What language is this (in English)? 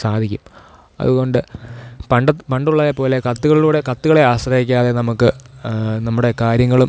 Malayalam